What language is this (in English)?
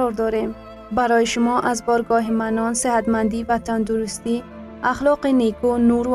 Persian